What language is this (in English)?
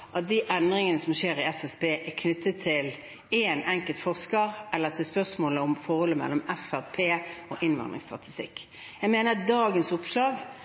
Norwegian Bokmål